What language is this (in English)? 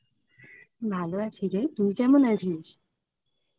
Bangla